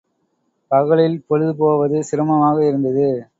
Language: Tamil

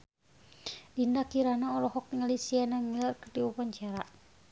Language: Sundanese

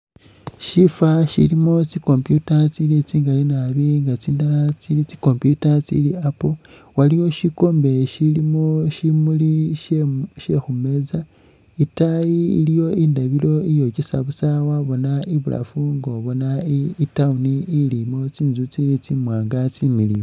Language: Masaaba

